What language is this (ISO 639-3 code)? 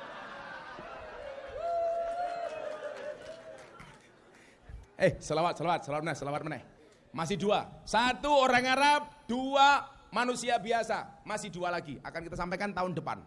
ind